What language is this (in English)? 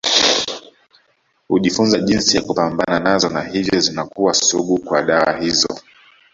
Swahili